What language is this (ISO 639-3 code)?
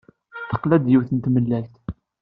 kab